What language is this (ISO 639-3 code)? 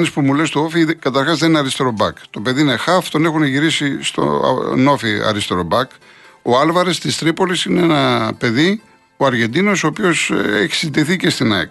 ell